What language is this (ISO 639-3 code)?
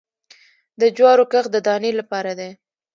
pus